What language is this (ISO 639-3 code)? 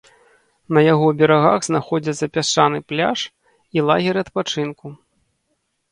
bel